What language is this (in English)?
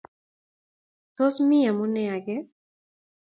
Kalenjin